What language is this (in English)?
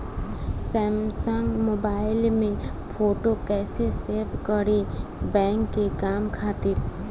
Bhojpuri